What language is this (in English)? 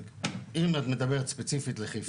Hebrew